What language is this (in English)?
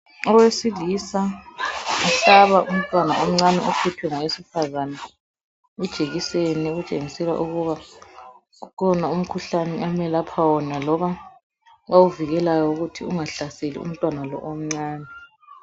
North Ndebele